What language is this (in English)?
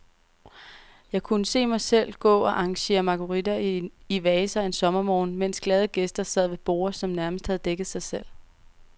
Danish